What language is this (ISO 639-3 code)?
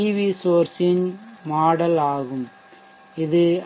tam